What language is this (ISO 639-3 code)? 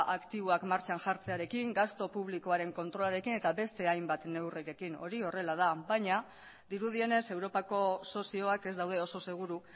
eus